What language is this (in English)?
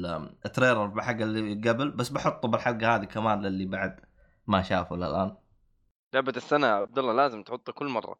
Arabic